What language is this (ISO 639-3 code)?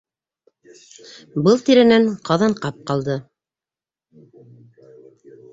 bak